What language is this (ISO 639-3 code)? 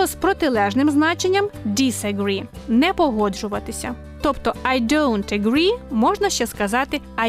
ukr